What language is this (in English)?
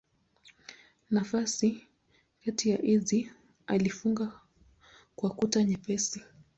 Swahili